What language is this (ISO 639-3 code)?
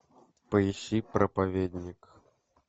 rus